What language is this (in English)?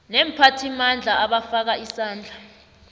South Ndebele